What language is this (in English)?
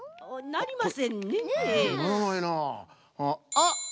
Japanese